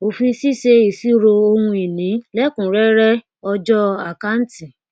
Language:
Yoruba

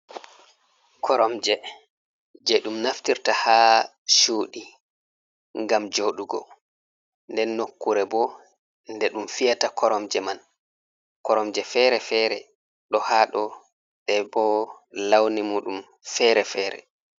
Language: Fula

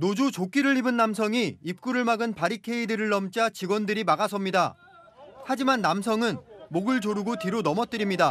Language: Korean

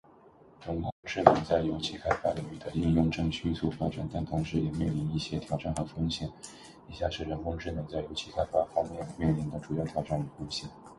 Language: Chinese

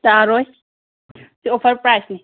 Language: Manipuri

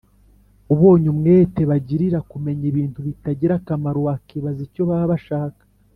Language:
Kinyarwanda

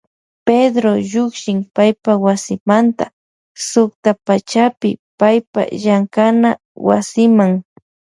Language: Loja Highland Quichua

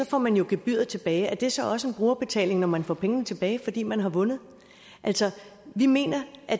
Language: Danish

